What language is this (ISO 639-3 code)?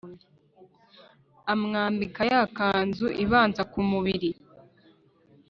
kin